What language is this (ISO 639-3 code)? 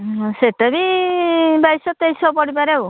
ori